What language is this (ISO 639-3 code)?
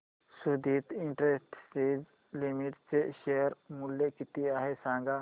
mar